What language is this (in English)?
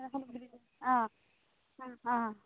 Assamese